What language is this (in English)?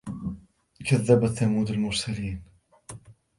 Arabic